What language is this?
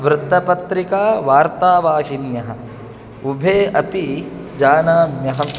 Sanskrit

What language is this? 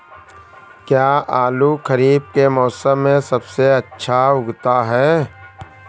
Hindi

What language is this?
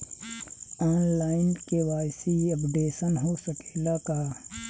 Bhojpuri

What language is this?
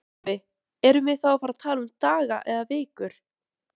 Icelandic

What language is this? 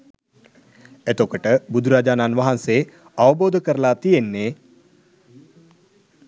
Sinhala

